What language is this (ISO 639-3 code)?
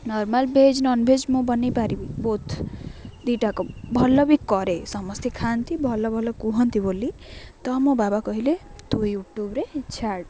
ori